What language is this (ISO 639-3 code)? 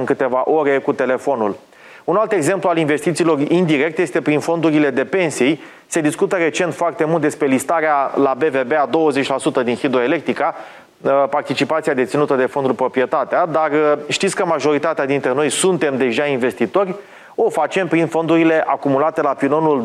ron